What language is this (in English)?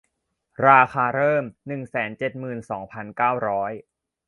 Thai